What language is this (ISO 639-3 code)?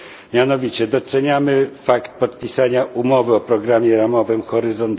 pol